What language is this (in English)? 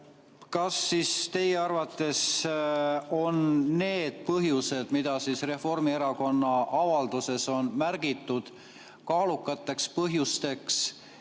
Estonian